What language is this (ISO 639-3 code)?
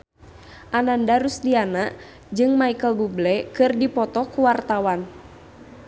sun